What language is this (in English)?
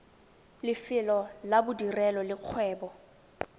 Tswana